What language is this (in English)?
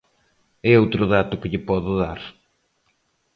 Galician